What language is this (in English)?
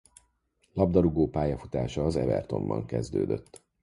Hungarian